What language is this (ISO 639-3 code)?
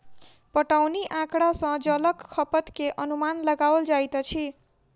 mai